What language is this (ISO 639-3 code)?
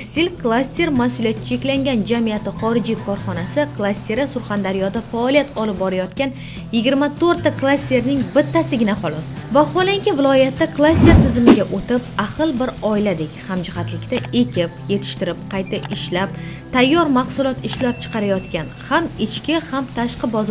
tur